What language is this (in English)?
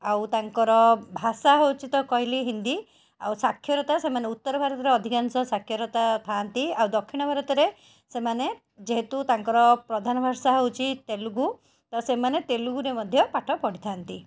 Odia